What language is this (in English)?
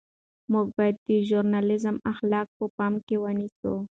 Pashto